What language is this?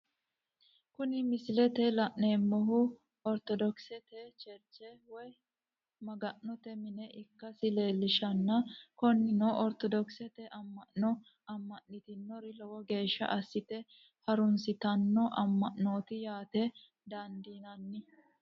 Sidamo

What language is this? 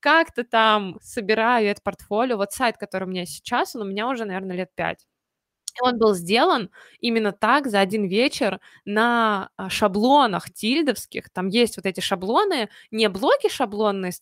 Russian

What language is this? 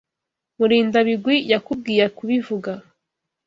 Kinyarwanda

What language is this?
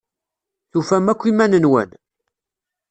Kabyle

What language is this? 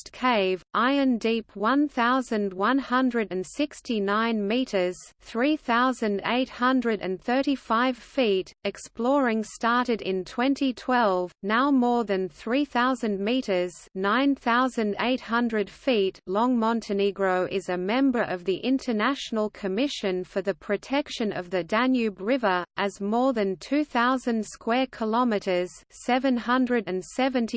English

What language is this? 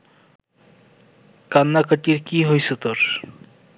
Bangla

